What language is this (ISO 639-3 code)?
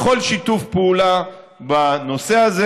heb